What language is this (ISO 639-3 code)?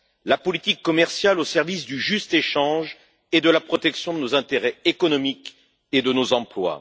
fra